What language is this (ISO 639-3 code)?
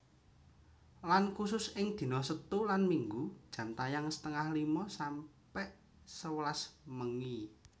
jav